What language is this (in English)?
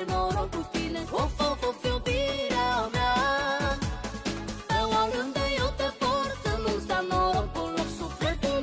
Romanian